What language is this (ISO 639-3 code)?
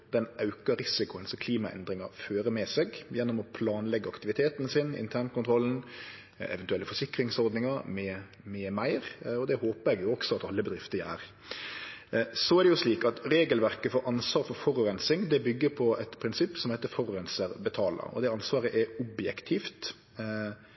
nno